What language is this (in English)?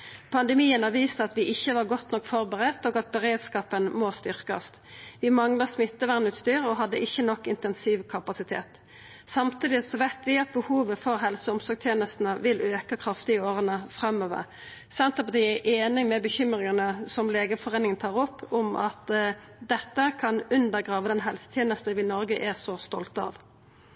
Norwegian Nynorsk